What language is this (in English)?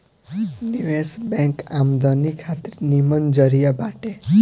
Bhojpuri